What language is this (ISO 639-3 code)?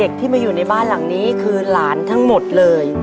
tha